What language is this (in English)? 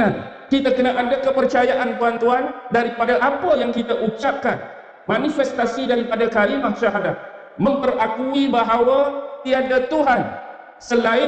Malay